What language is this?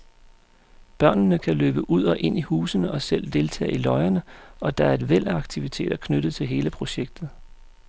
Danish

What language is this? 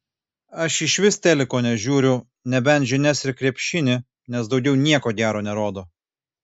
Lithuanian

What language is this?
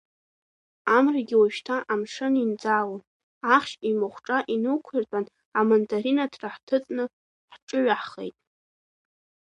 Abkhazian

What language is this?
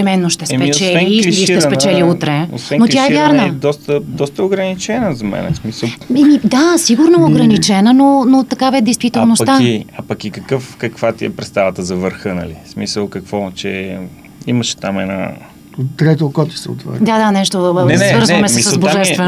Bulgarian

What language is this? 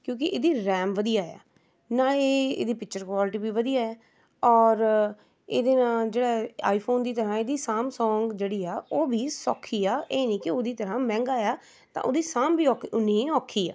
Punjabi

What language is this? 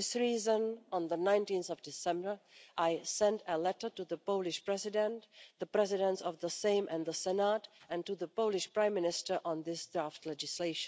English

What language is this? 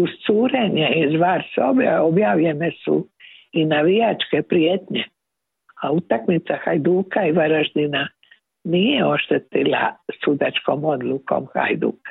Croatian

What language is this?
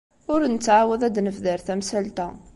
Kabyle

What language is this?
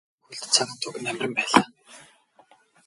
Mongolian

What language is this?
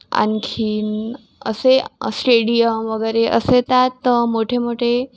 Marathi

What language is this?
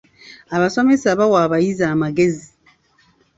Ganda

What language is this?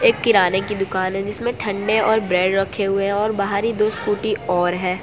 Hindi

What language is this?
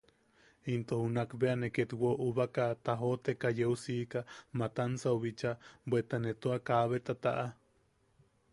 Yaqui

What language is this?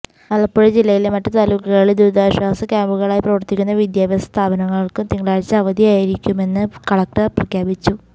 Malayalam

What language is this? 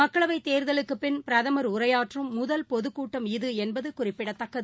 Tamil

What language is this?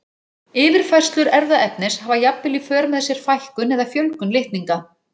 Icelandic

